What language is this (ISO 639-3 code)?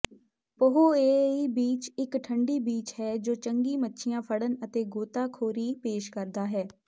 pan